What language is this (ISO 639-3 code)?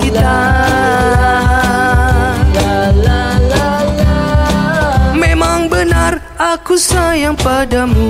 msa